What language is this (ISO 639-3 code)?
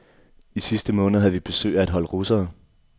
dan